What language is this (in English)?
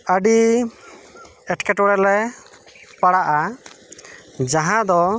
Santali